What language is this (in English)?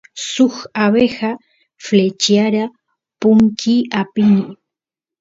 Santiago del Estero Quichua